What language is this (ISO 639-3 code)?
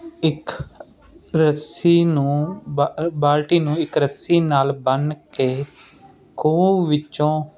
pan